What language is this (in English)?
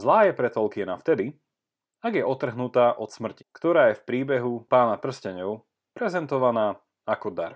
Slovak